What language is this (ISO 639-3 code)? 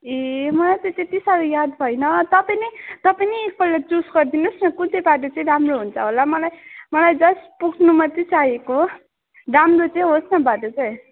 nep